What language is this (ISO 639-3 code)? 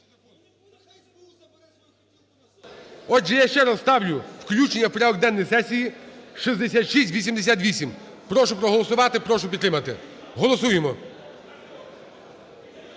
ukr